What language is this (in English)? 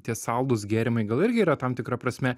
Lithuanian